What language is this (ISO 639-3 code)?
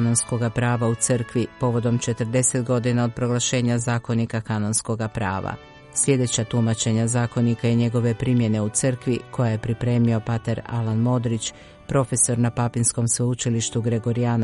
hrv